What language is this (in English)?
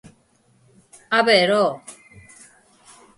Galician